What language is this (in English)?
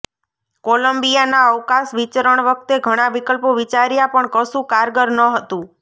Gujarati